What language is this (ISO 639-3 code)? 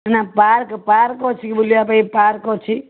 ori